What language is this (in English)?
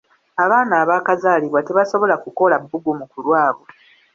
Ganda